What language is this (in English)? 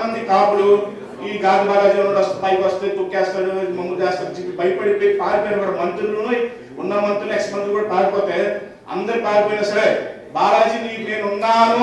Telugu